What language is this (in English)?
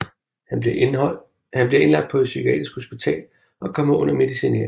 Danish